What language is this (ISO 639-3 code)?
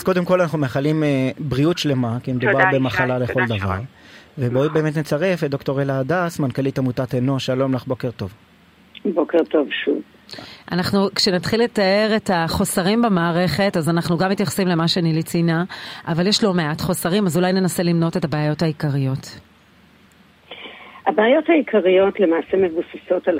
heb